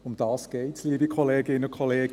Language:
Swiss German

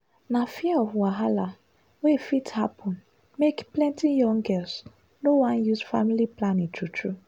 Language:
Nigerian Pidgin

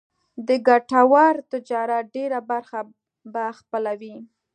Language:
Pashto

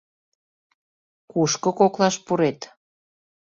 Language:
Mari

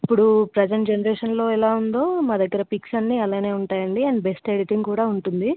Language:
Telugu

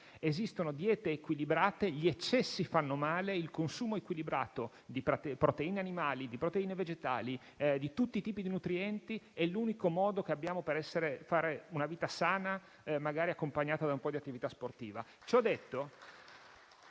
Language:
Italian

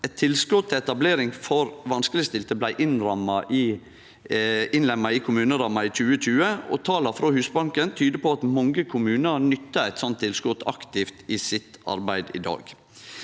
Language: Norwegian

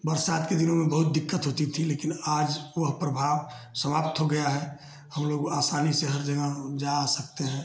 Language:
Hindi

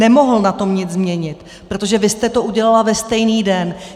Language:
Czech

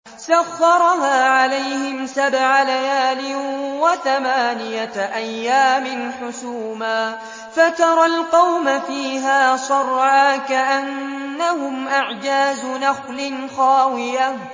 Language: Arabic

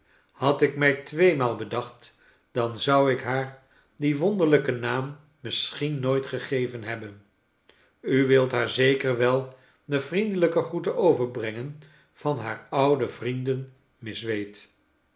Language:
Dutch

